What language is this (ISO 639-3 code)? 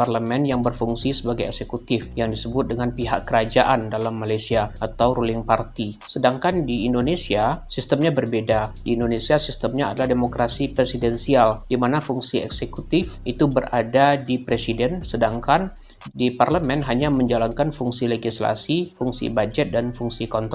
ind